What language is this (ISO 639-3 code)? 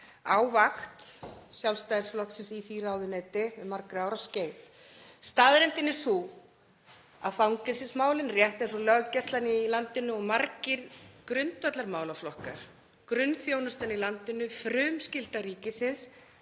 isl